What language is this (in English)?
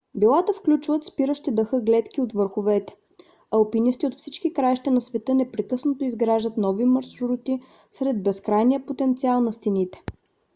Bulgarian